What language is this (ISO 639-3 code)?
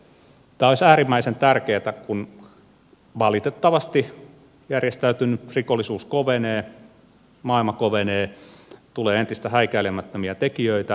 fin